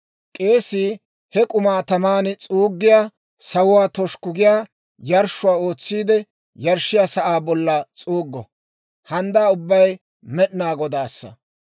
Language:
Dawro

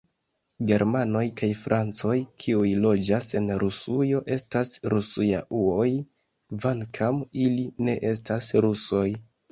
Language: Esperanto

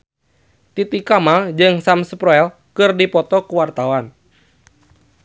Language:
Sundanese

